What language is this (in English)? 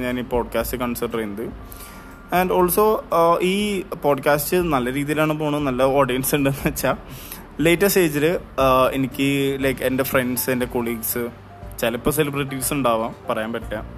Malayalam